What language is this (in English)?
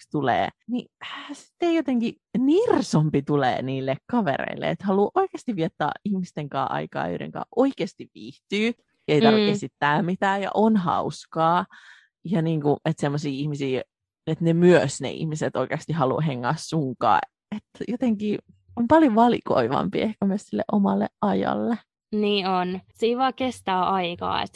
Finnish